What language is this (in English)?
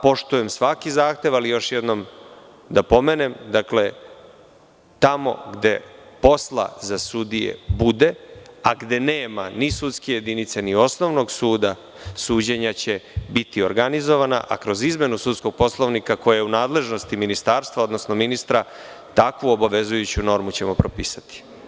Serbian